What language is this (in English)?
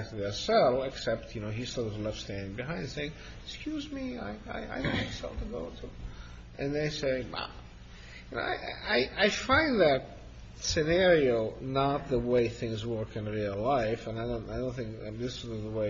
English